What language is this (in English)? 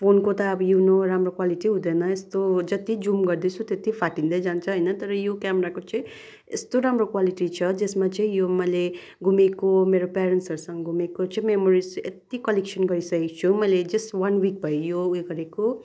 Nepali